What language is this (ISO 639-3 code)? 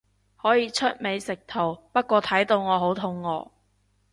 yue